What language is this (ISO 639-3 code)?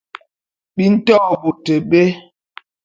bum